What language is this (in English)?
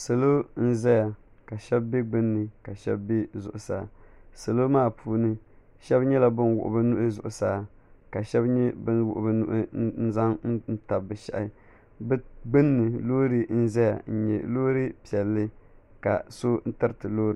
Dagbani